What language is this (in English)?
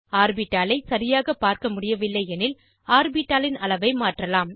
Tamil